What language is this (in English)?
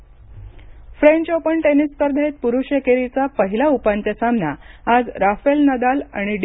Marathi